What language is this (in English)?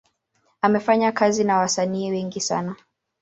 Swahili